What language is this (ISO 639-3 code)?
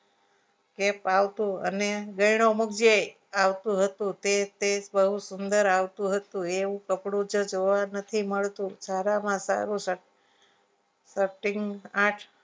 guj